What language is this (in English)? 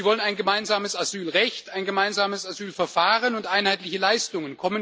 German